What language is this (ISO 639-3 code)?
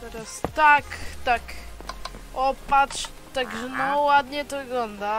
pol